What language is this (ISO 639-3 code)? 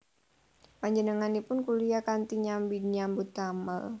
jav